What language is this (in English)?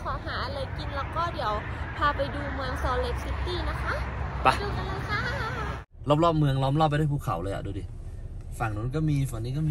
Thai